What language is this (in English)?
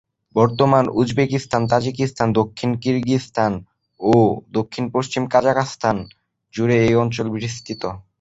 Bangla